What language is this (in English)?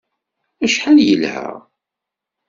Kabyle